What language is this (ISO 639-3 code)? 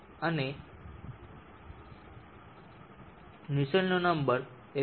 guj